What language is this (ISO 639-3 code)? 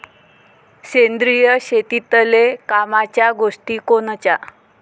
mar